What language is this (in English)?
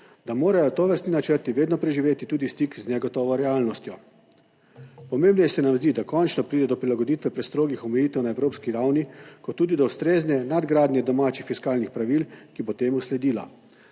Slovenian